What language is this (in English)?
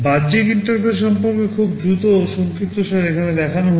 Bangla